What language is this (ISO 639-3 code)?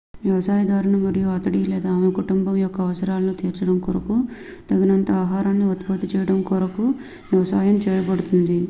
tel